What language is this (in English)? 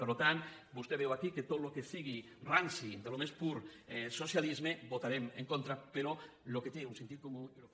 Catalan